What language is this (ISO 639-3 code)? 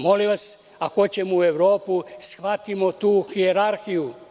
srp